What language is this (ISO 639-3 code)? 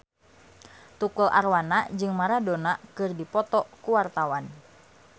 sun